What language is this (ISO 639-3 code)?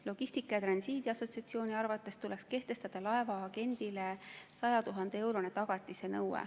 est